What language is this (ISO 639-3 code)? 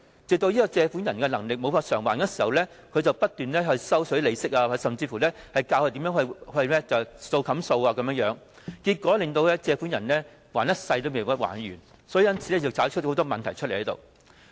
yue